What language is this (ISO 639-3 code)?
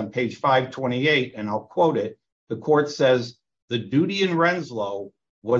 eng